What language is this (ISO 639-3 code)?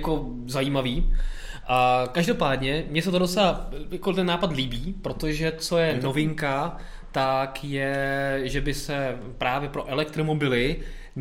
ces